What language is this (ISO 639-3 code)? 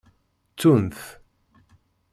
kab